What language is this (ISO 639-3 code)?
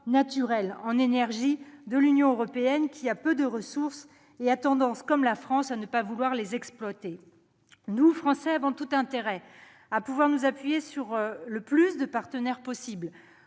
fra